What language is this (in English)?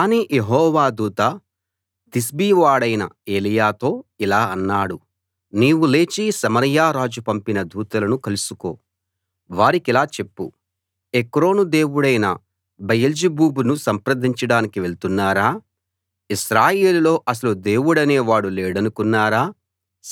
Telugu